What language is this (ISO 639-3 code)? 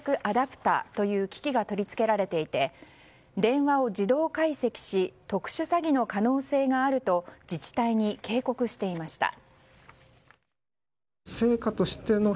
jpn